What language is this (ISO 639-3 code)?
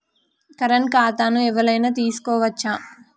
tel